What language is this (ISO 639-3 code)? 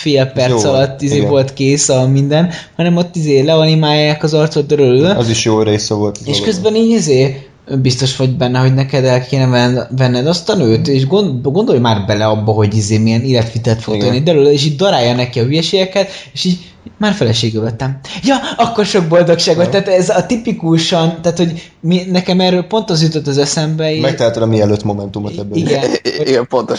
hun